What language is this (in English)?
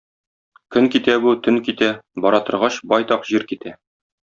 Tatar